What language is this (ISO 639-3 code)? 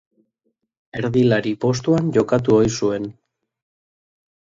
eus